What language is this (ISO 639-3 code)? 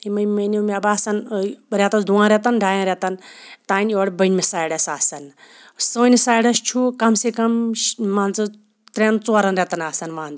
kas